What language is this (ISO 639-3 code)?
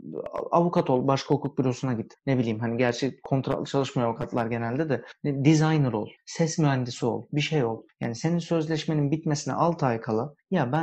tur